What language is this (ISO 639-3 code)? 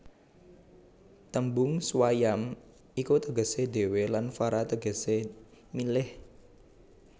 jav